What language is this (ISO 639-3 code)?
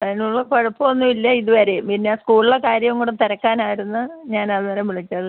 mal